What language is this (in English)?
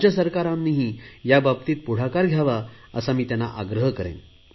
Marathi